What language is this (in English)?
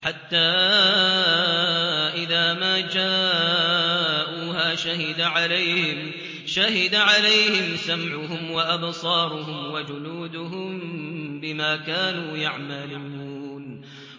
Arabic